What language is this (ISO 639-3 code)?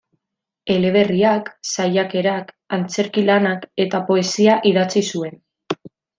eus